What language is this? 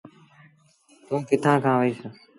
Sindhi Bhil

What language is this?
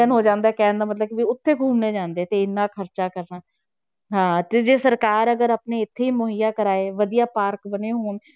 Punjabi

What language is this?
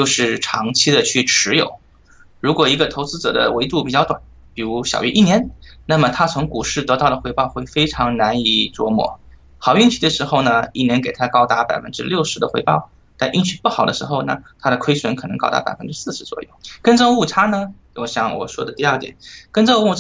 Chinese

